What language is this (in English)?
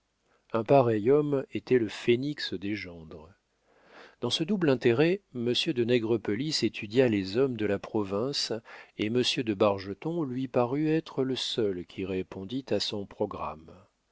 French